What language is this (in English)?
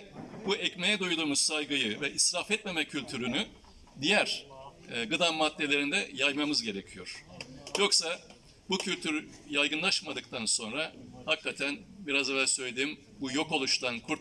Turkish